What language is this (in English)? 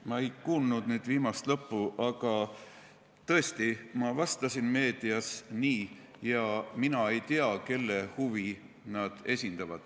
Estonian